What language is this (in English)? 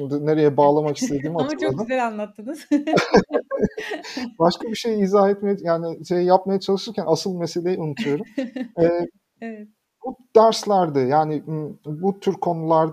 Turkish